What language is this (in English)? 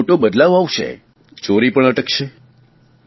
Gujarati